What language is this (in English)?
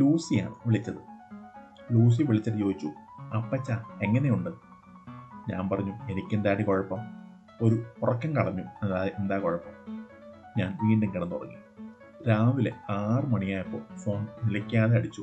Malayalam